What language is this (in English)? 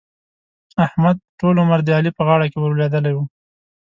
Pashto